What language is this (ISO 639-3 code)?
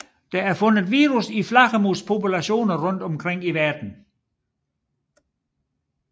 dan